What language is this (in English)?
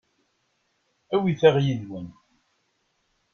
Kabyle